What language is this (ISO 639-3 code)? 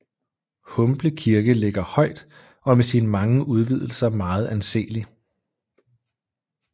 dan